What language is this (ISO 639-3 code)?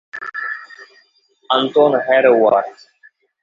ces